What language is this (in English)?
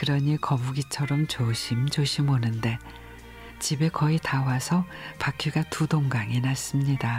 Korean